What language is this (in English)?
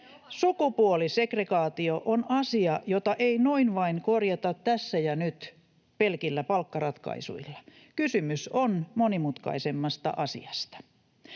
Finnish